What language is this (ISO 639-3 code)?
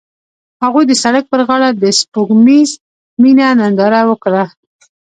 pus